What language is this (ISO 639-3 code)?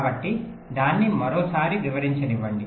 tel